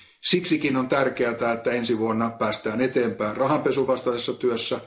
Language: Finnish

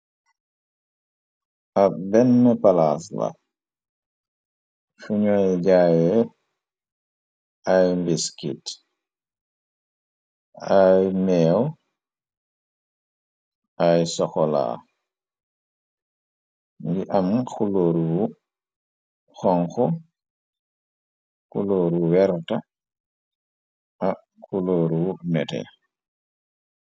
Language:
Wolof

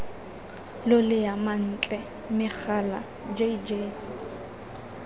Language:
Tswana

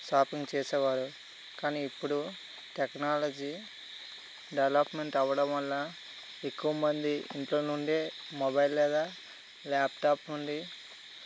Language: Telugu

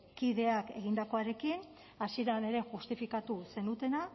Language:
Basque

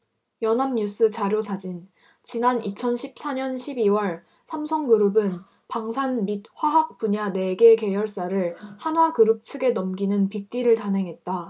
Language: Korean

